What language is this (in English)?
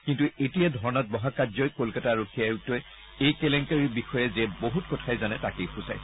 Assamese